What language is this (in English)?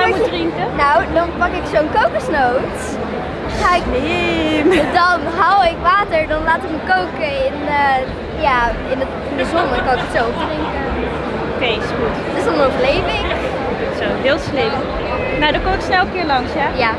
Dutch